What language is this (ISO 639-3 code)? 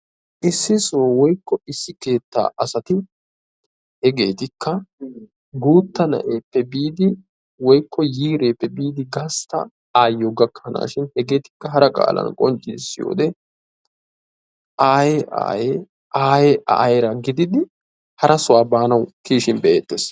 wal